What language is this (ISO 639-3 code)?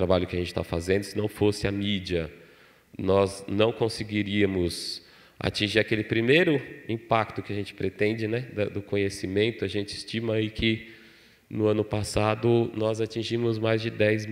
por